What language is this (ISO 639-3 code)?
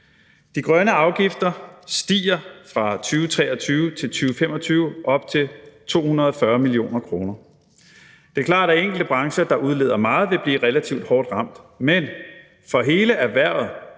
dan